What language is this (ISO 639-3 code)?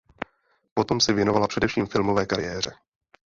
ces